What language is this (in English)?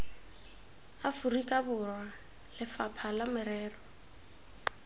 Tswana